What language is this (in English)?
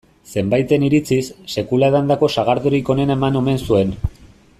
Basque